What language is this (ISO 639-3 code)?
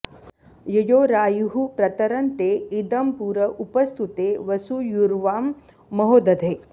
san